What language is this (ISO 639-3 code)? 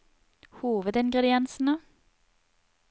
nor